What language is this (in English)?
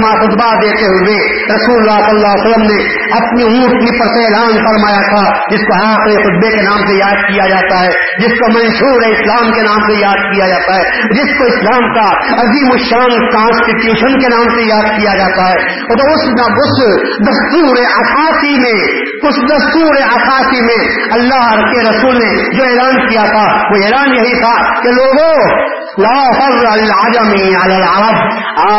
Urdu